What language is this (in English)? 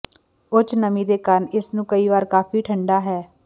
Punjabi